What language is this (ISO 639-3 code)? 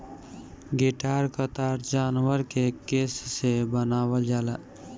bho